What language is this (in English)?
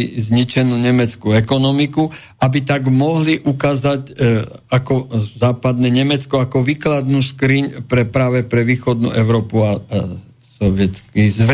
Slovak